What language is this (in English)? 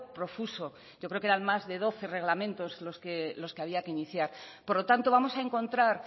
Spanish